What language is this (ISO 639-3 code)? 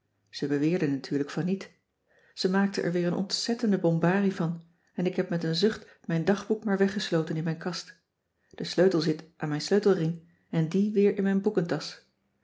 nld